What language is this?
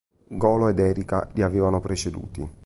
Italian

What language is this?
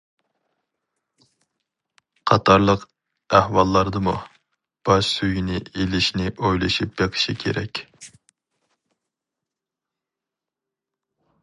Uyghur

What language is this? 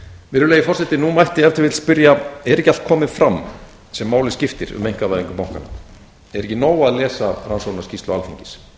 Icelandic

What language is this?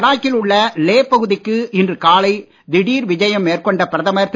Tamil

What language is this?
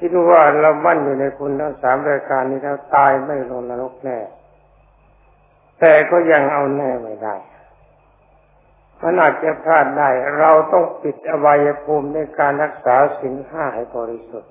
Thai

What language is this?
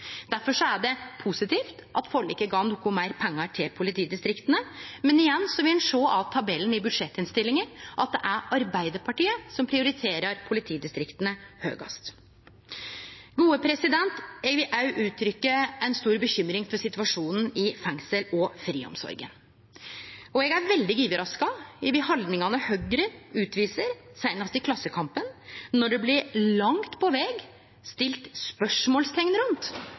Norwegian Nynorsk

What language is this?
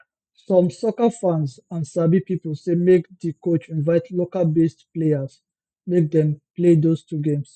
Nigerian Pidgin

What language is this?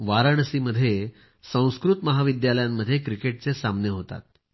Marathi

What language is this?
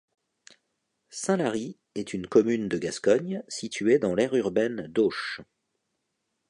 French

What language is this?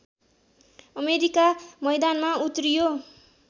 Nepali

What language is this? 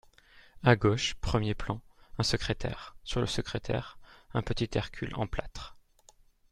French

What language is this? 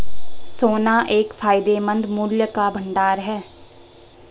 Hindi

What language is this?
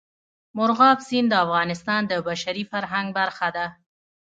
Pashto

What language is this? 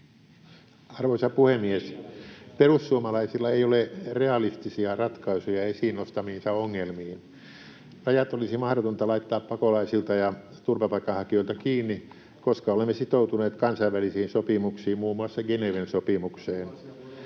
Finnish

